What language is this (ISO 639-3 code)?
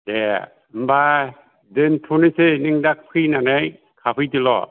brx